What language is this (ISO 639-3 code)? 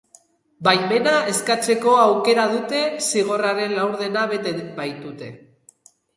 eus